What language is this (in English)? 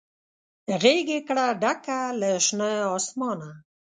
Pashto